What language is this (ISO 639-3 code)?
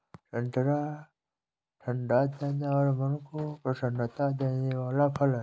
hin